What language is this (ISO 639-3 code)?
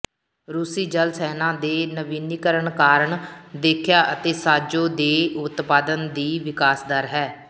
pan